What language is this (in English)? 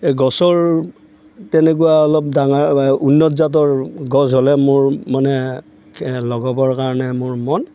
Assamese